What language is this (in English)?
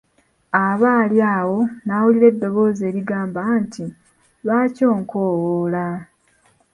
Ganda